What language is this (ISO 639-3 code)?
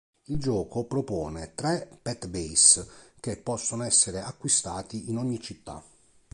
ita